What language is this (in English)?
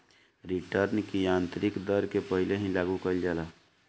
Bhojpuri